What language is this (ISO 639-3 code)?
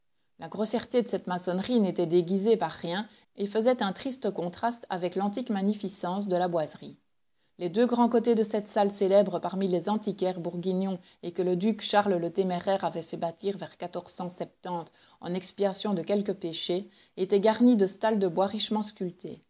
fra